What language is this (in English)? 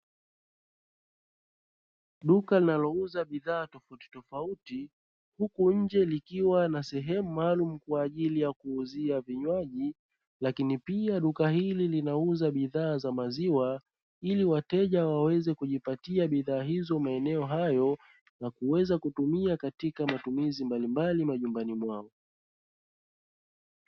Swahili